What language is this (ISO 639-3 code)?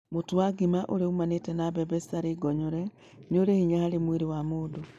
kik